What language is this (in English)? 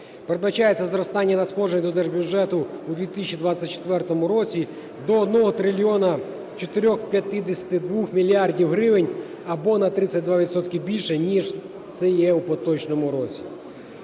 Ukrainian